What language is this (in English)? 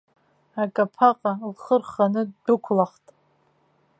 Abkhazian